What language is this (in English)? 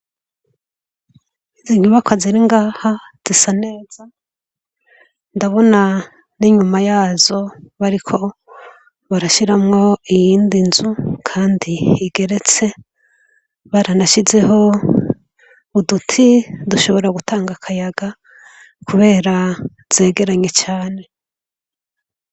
Rundi